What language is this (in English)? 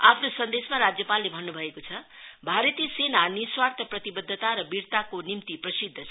Nepali